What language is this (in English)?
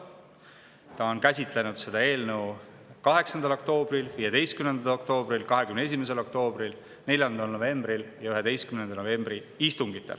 Estonian